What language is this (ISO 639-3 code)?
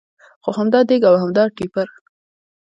pus